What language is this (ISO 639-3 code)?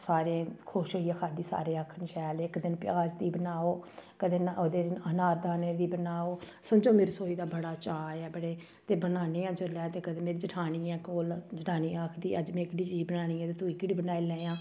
doi